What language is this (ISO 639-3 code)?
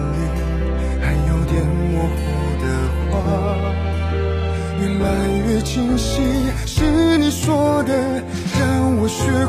zho